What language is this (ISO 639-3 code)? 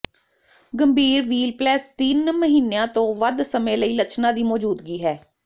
pan